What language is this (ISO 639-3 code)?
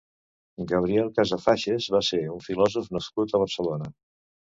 cat